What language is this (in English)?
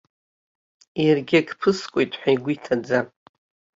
Abkhazian